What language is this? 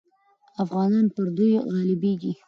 Pashto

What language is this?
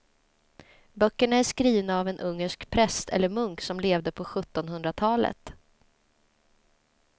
Swedish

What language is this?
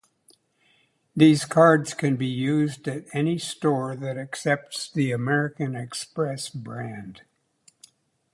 English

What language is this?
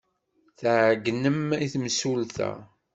Kabyle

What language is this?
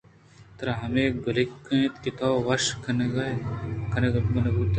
Eastern Balochi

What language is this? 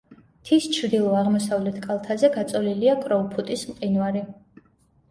Georgian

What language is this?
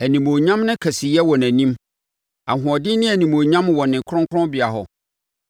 Akan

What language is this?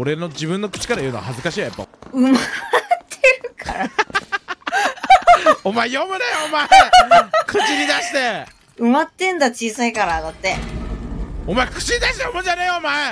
Japanese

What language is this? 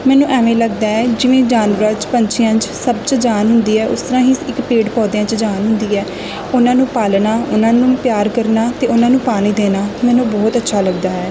Punjabi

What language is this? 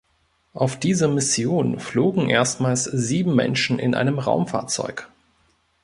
German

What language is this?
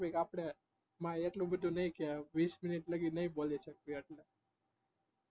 Gujarati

